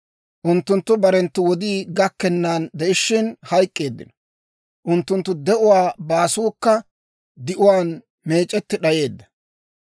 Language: Dawro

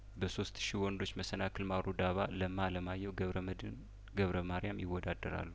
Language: Amharic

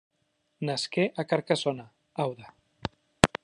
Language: Catalan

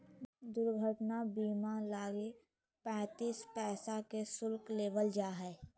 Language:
Magahi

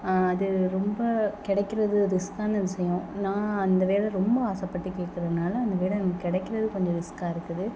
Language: Tamil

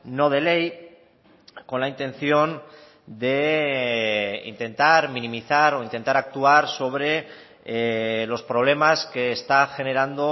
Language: Spanish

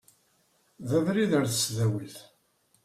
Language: Kabyle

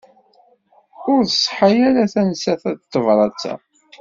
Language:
Kabyle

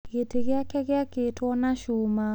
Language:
Kikuyu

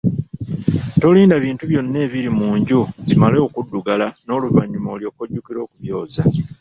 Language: Ganda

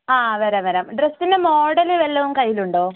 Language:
Malayalam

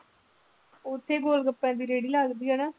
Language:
Punjabi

